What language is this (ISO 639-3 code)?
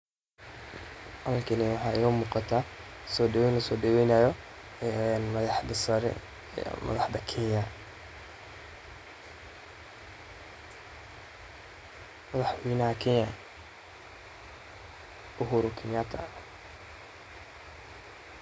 som